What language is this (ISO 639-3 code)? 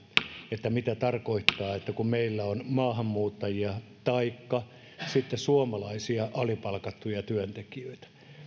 fin